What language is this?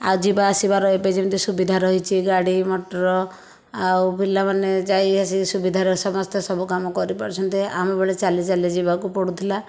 Odia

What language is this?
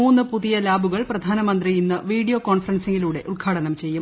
Malayalam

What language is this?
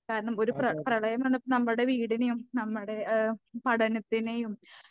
Malayalam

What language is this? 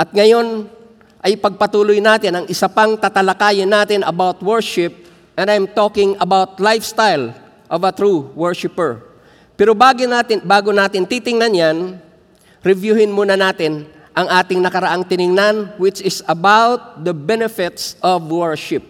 Filipino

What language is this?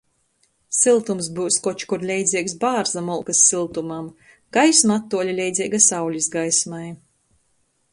Latgalian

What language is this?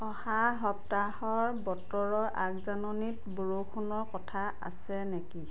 Assamese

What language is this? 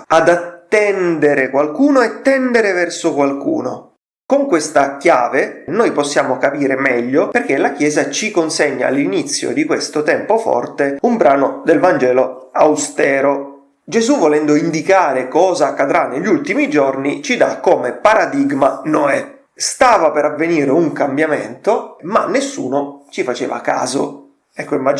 Italian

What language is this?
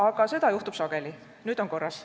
Estonian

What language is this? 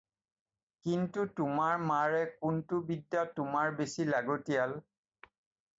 Assamese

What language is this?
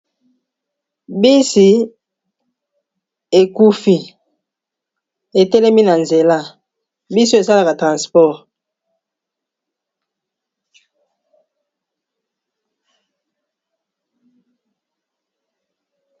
Lingala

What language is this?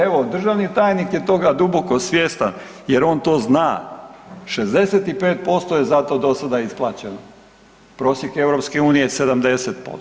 Croatian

